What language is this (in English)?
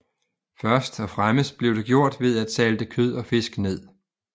Danish